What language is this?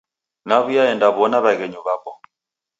Taita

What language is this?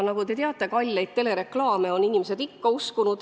Estonian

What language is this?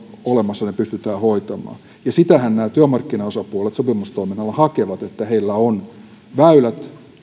Finnish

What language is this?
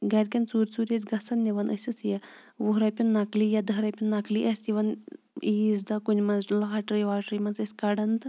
Kashmiri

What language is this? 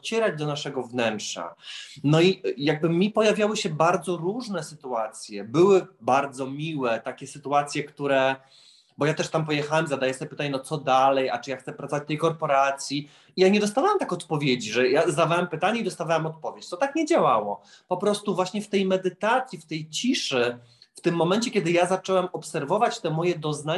Polish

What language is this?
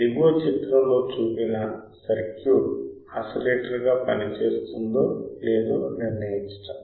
Telugu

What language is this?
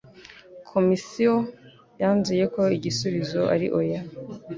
Kinyarwanda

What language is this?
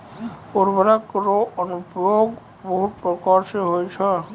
Maithili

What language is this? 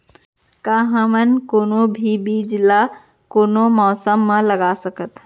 Chhattisgarhi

